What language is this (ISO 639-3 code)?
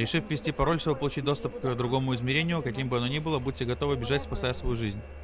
rus